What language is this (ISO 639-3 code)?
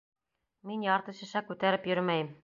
bak